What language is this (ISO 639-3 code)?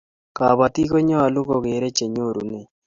kln